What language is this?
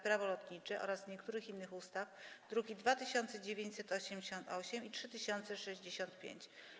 Polish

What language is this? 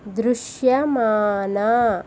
Telugu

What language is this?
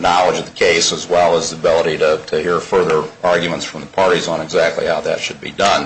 English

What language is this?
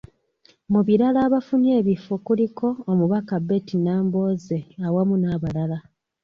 Ganda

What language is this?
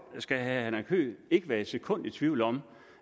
Danish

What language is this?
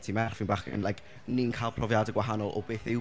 Welsh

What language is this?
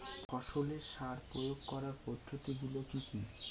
Bangla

